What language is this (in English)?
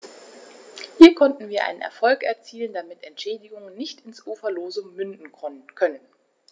German